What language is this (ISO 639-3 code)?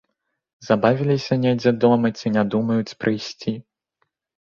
bel